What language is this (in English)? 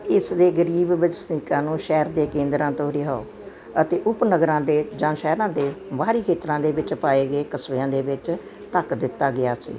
Punjabi